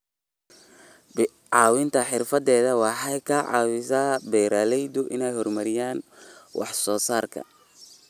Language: Somali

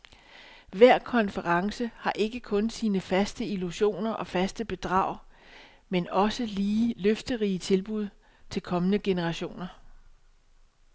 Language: Danish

